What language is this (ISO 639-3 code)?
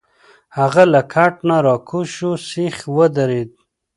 pus